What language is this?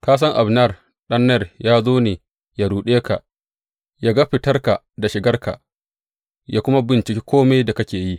Hausa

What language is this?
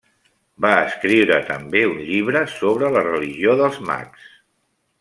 Catalan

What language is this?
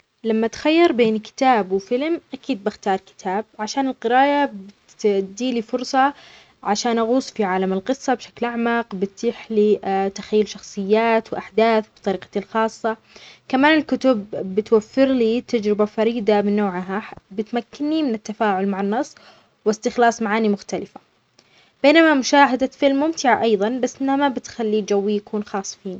Omani Arabic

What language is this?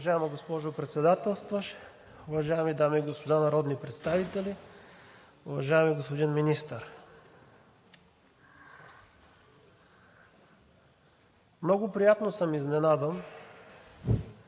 Bulgarian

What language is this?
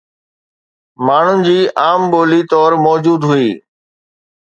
Sindhi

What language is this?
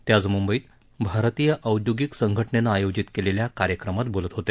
Marathi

